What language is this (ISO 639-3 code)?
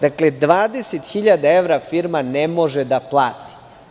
srp